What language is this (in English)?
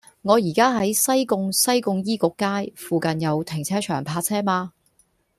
Cantonese